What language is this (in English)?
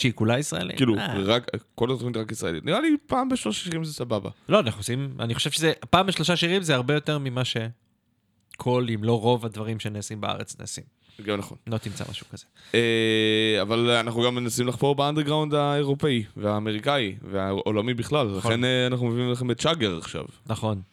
Hebrew